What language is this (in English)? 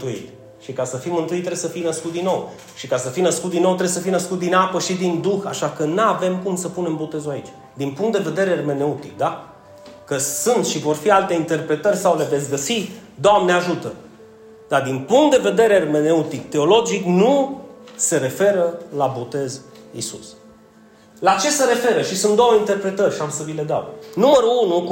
Romanian